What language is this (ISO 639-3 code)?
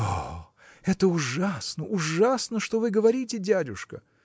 rus